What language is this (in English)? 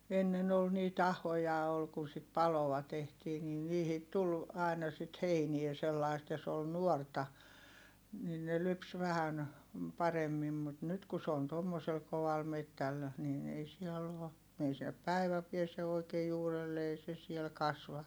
Finnish